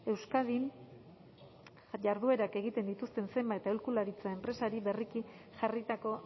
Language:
Basque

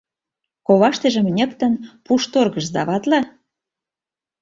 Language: Mari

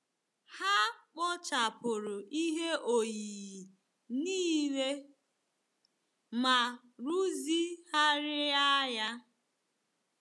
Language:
Igbo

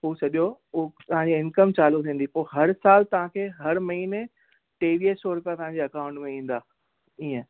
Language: Sindhi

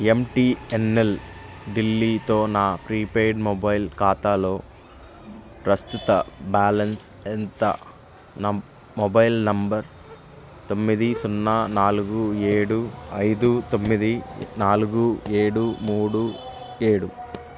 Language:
Telugu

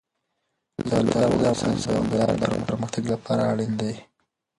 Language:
Pashto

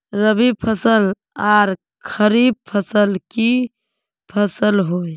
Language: Magahi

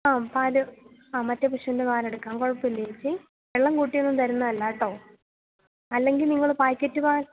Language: Malayalam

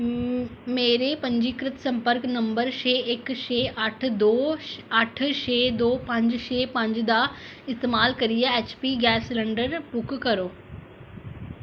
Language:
Dogri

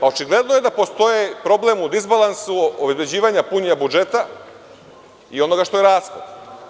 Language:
Serbian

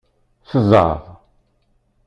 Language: Kabyle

